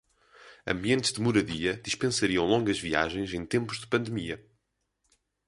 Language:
Portuguese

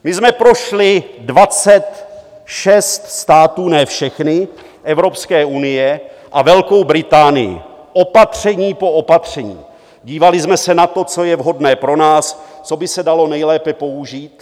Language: Czech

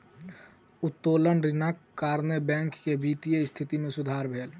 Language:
Maithili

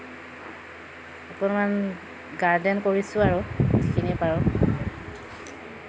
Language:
Assamese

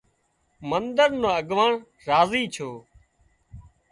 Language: Wadiyara Koli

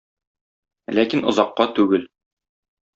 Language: Tatar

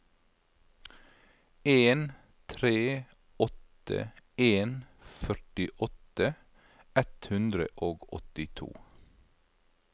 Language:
Norwegian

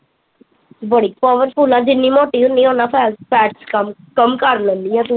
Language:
Punjabi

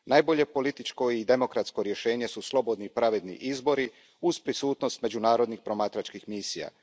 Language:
Croatian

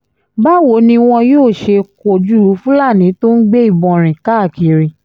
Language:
Yoruba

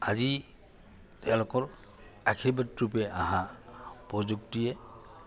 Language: Assamese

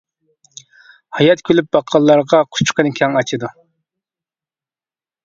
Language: Uyghur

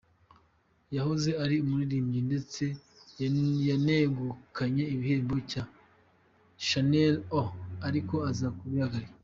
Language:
Kinyarwanda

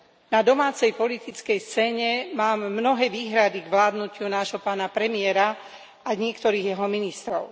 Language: Slovak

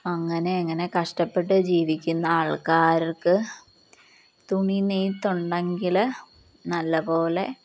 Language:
Malayalam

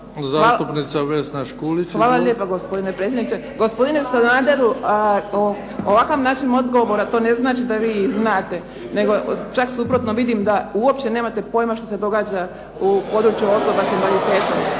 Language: Croatian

